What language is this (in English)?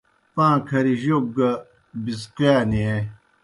Kohistani Shina